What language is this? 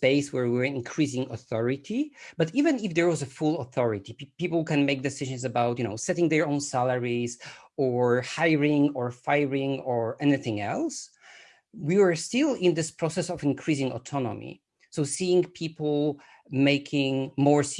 English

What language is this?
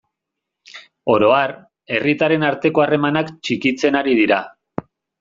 Basque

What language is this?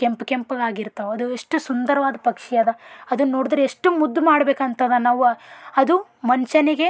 Kannada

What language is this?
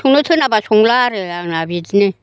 Bodo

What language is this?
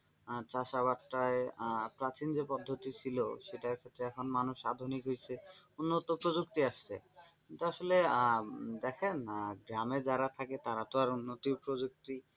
Bangla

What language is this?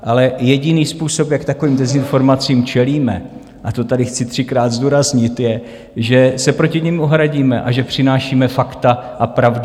Czech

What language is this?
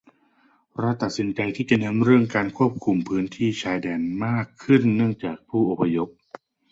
Thai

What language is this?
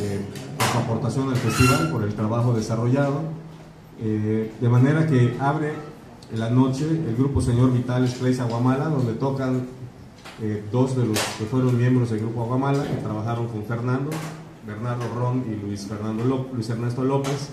Spanish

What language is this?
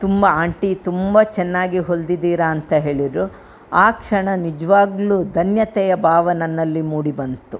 Kannada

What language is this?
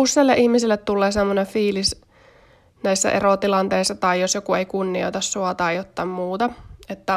Finnish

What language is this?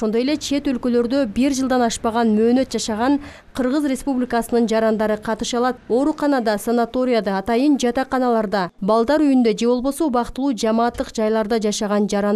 Turkish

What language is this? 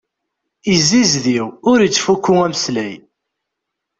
Kabyle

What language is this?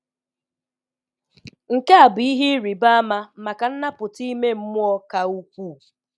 Igbo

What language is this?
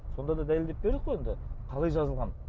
Kazakh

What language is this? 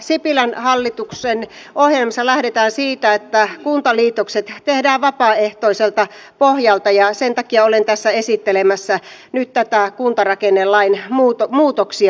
Finnish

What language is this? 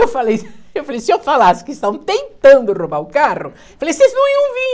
Portuguese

